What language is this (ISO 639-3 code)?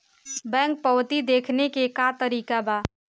bho